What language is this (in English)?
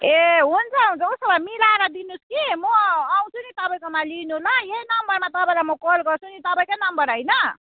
Nepali